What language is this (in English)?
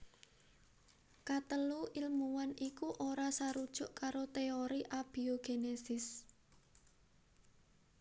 Javanese